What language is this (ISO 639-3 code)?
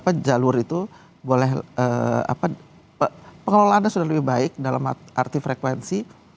ind